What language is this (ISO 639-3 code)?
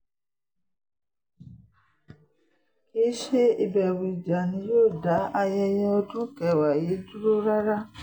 yor